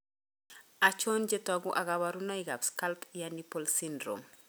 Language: Kalenjin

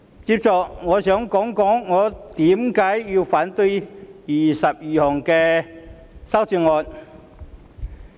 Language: Cantonese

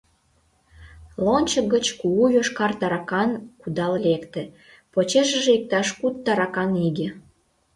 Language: Mari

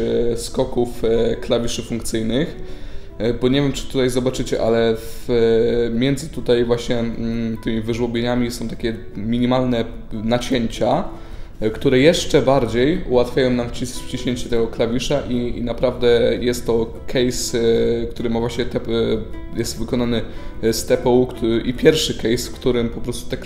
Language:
Polish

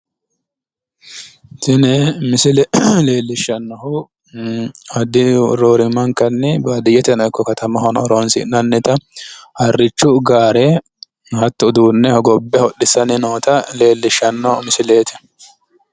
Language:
Sidamo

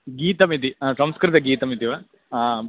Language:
Sanskrit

